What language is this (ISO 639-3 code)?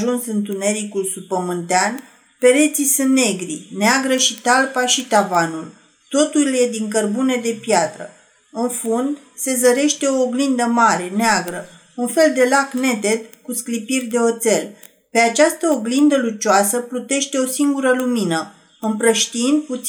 ron